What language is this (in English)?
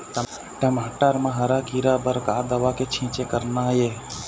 Chhattisgarhi